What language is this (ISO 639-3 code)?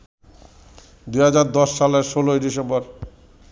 ben